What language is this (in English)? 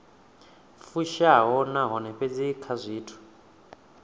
Venda